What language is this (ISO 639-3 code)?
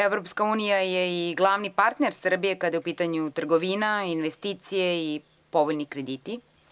srp